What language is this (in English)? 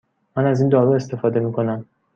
Persian